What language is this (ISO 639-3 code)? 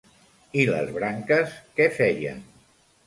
cat